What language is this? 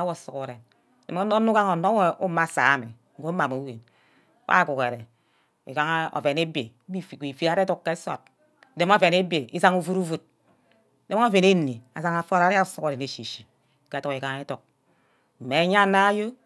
Ubaghara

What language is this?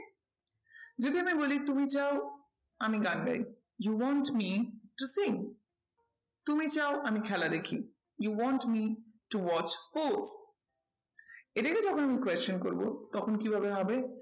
Bangla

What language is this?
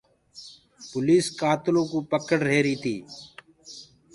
Gurgula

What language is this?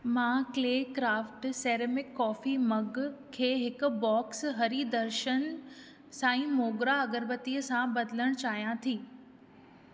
Sindhi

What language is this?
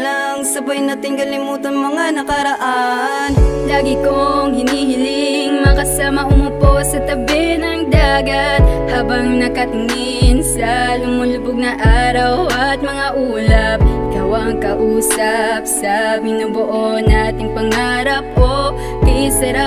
Indonesian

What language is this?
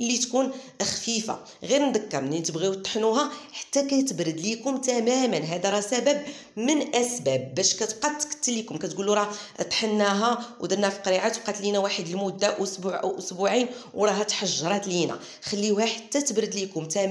Arabic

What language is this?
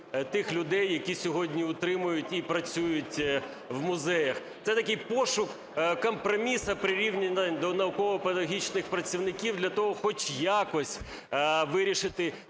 Ukrainian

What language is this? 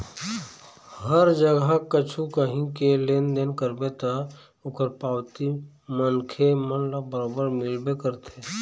Chhattisgarhi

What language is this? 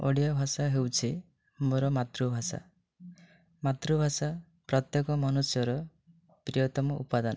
Odia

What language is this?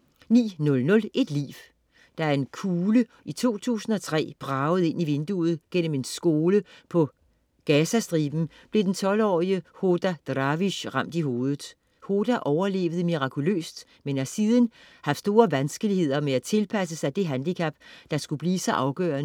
Danish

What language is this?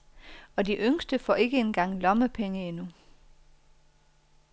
Danish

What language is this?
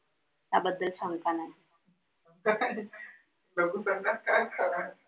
Marathi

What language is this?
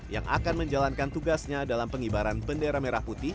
Indonesian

